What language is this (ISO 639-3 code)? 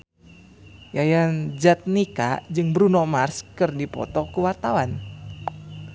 sun